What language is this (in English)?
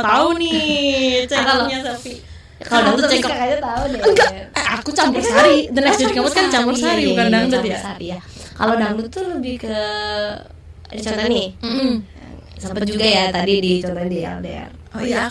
Indonesian